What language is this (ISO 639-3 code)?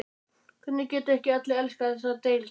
isl